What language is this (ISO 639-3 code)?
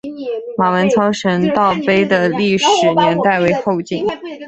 zho